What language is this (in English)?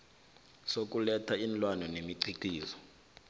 South Ndebele